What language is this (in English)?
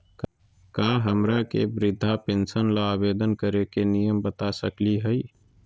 Magahi